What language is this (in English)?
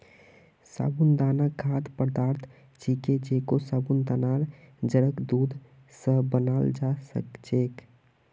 Magahi